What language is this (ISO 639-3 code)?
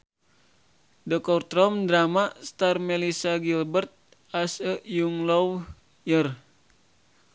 sun